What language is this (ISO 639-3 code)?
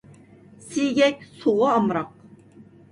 uig